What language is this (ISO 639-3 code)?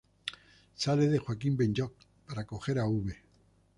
spa